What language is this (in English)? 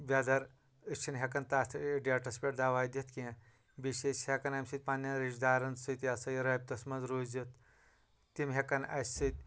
Kashmiri